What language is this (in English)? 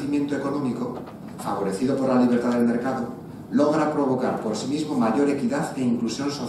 Spanish